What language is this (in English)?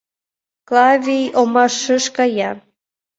Mari